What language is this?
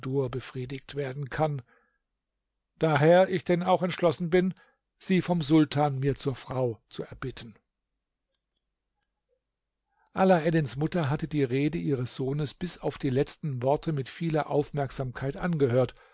German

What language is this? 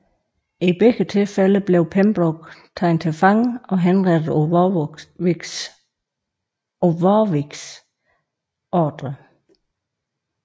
Danish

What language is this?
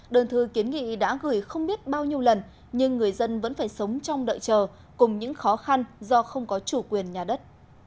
Vietnamese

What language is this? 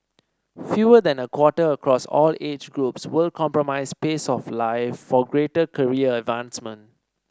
English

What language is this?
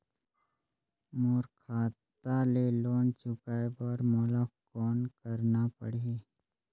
Chhattisgarhi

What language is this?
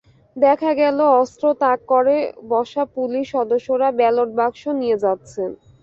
Bangla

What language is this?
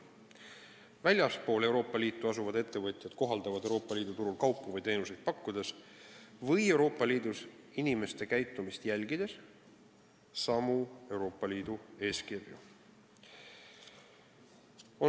Estonian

